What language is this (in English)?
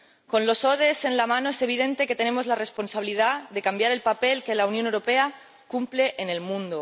Spanish